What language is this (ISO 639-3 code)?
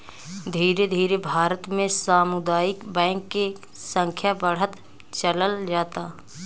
bho